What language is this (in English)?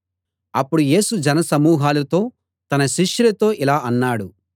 Telugu